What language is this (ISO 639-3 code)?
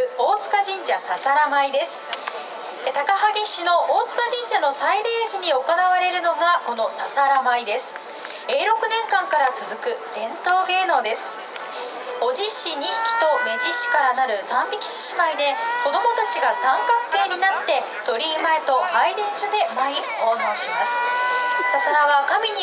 jpn